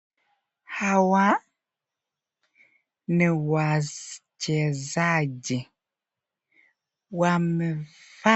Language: Swahili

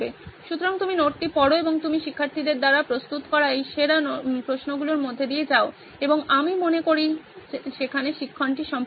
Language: Bangla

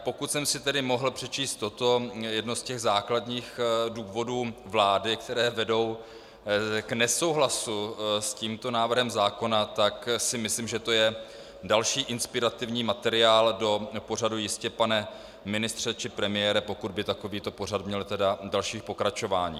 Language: Czech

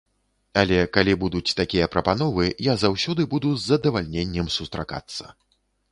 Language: Belarusian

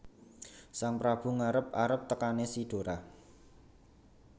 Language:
Javanese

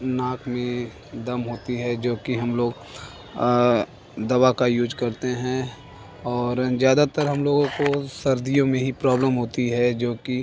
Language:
Hindi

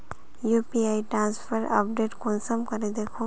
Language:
Magahi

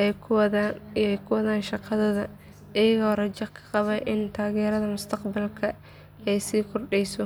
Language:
Somali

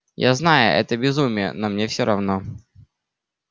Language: Russian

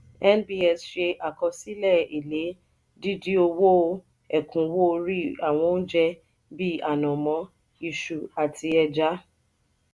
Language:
Yoruba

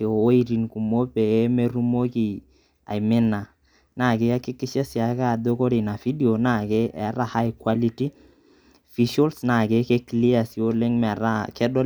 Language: Masai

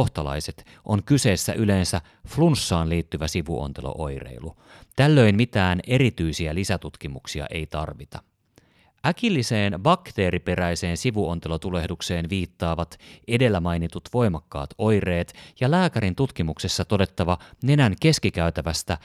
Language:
Finnish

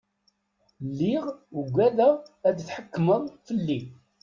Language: Kabyle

